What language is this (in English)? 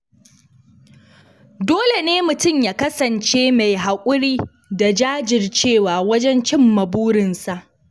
Hausa